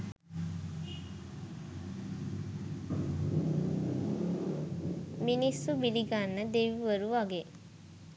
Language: Sinhala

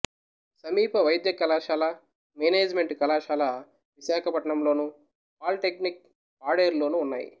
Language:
Telugu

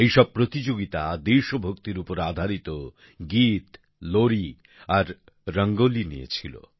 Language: Bangla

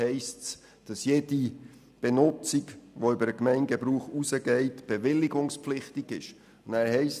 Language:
Swiss German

